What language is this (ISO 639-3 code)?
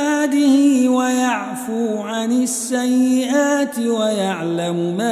ara